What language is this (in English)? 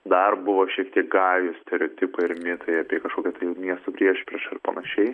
Lithuanian